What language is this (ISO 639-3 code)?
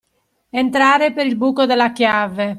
ita